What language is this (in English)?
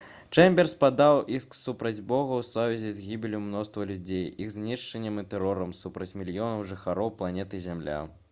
Belarusian